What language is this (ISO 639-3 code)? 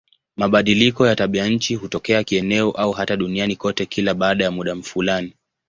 swa